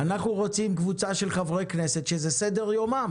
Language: Hebrew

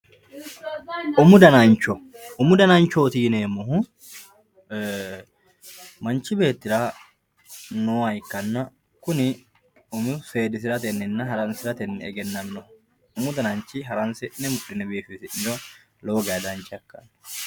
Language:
Sidamo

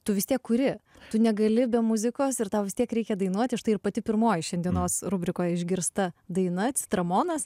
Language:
Lithuanian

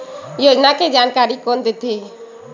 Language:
Chhattisgarhi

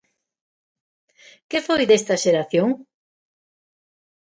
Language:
Galician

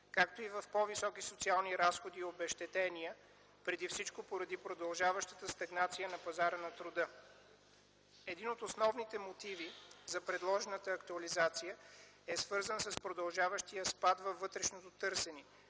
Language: Bulgarian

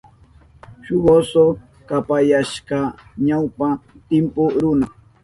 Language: Southern Pastaza Quechua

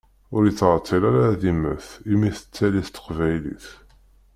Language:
Kabyle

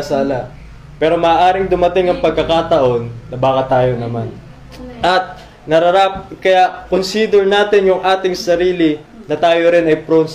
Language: Filipino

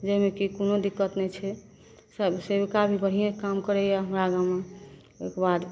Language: Maithili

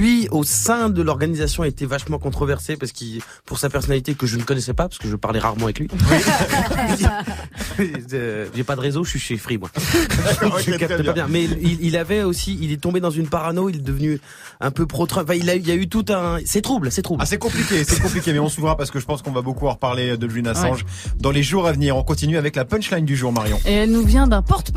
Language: French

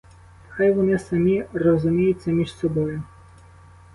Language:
Ukrainian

